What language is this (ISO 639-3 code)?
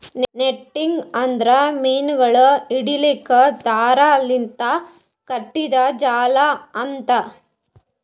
kan